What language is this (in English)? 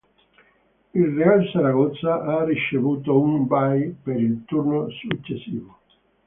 Italian